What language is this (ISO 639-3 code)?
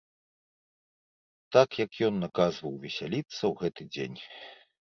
bel